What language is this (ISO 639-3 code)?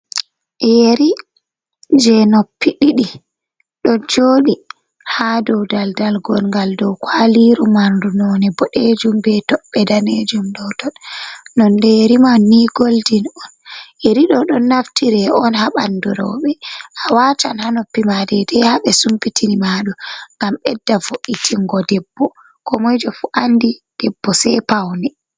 ful